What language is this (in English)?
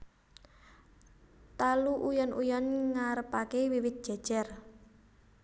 Javanese